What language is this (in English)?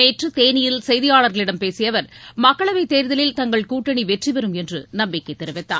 Tamil